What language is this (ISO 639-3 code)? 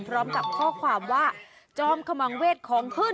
tha